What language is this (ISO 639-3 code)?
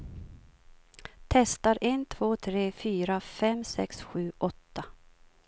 swe